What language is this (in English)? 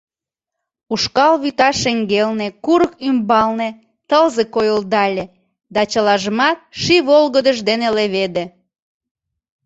Mari